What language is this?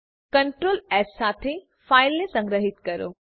Gujarati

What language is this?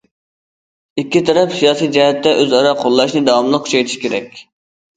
Uyghur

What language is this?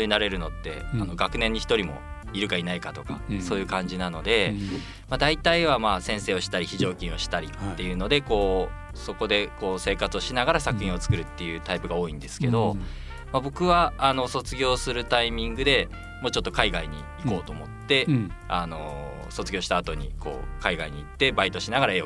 Japanese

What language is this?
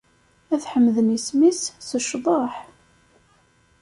Kabyle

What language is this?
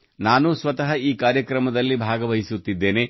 Kannada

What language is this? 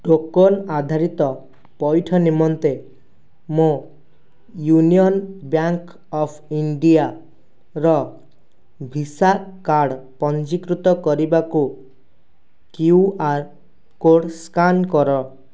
Odia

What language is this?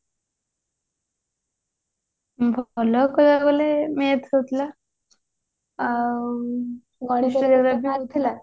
Odia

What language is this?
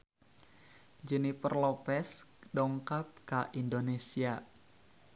Sundanese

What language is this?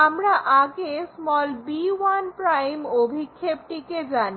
Bangla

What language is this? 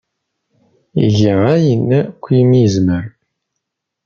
Kabyle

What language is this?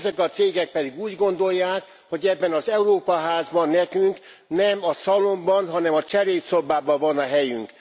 Hungarian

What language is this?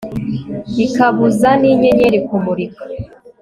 Kinyarwanda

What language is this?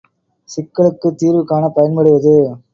Tamil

